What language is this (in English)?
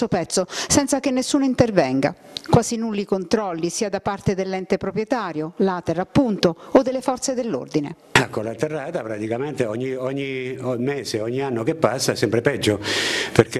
Italian